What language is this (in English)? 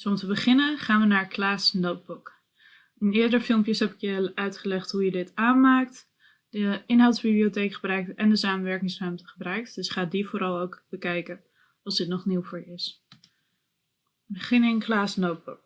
Dutch